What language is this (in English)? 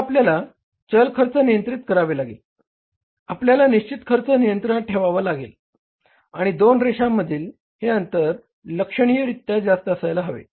Marathi